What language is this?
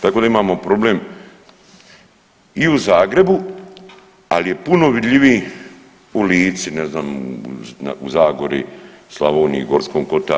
Croatian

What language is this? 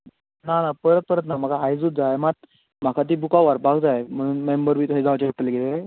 Konkani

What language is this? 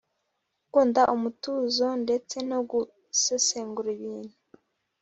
Kinyarwanda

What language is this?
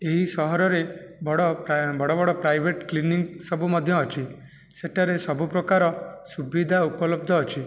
Odia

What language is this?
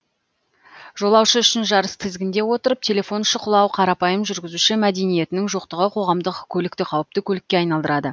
Kazakh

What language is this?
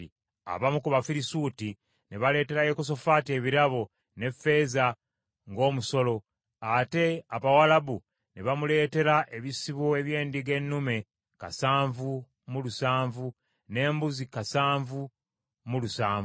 Ganda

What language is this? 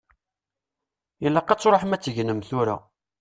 Kabyle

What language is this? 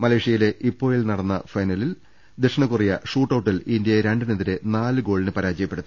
Malayalam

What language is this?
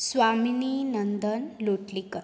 Konkani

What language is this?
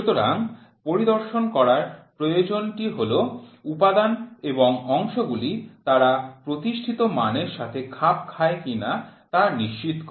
Bangla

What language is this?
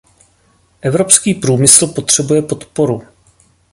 Czech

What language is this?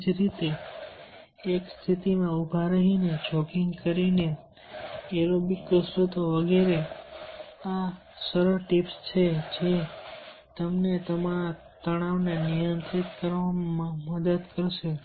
Gujarati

